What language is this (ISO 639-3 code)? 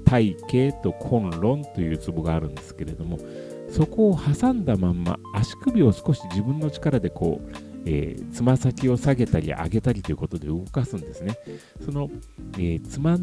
jpn